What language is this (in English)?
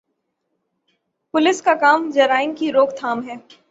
Urdu